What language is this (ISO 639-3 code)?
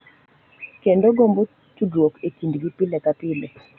luo